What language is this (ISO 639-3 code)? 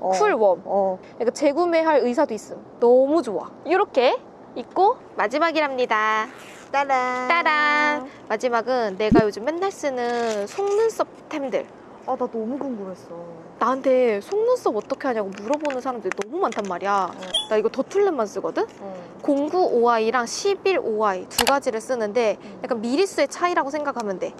kor